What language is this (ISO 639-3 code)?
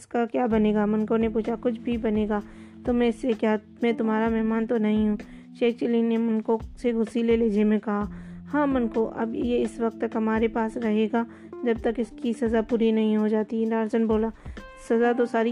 urd